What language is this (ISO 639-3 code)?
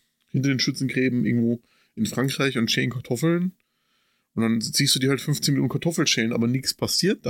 deu